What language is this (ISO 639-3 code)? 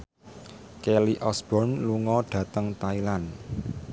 jav